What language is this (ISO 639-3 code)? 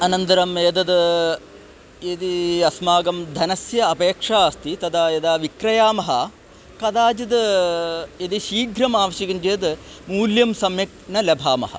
san